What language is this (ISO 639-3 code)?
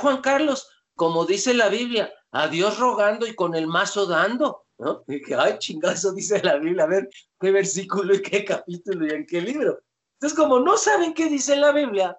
spa